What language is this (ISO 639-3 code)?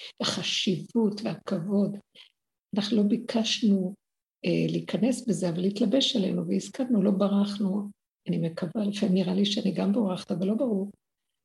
heb